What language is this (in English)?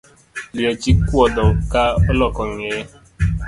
Luo (Kenya and Tanzania)